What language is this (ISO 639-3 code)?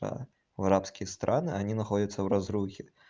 rus